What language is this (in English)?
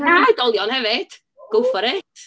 Welsh